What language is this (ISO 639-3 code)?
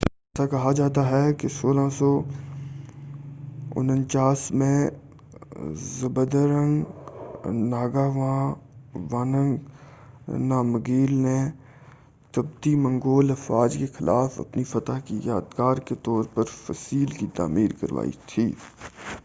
urd